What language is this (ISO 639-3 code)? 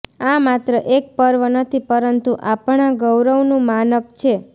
guj